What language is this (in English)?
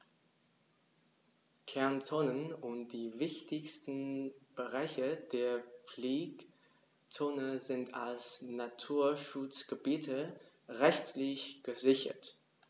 German